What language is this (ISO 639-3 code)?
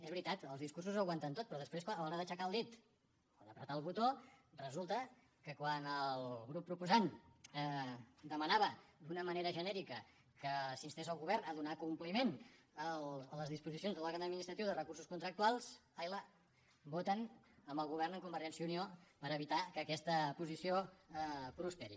cat